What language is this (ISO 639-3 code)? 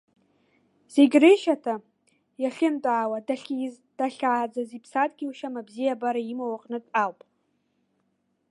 abk